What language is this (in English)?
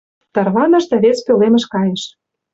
Mari